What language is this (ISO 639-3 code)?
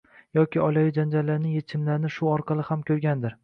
uzb